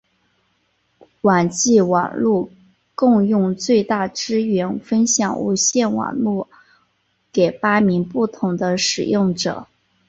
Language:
Chinese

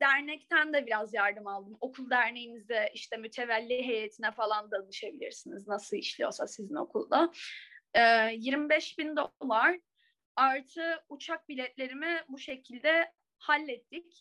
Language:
Turkish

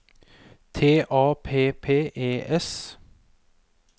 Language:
Norwegian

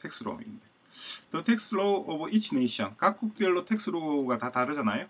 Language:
Korean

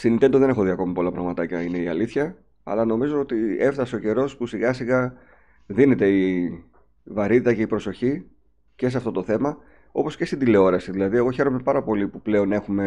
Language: Greek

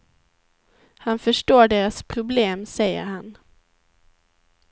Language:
Swedish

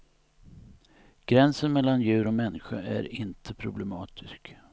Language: Swedish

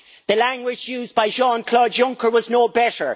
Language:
English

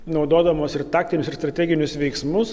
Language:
Lithuanian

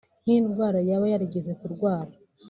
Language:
Kinyarwanda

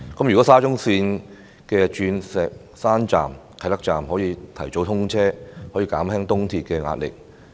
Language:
Cantonese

